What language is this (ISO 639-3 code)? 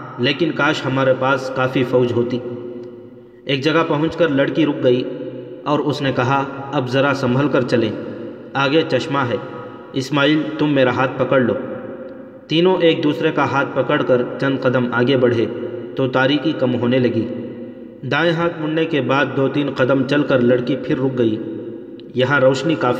urd